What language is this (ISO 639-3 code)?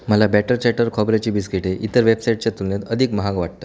mar